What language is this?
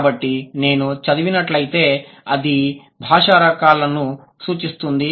Telugu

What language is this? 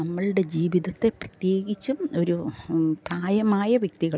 Malayalam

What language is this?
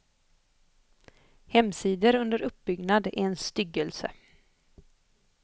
Swedish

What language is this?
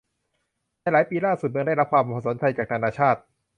Thai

